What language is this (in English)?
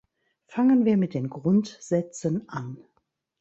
German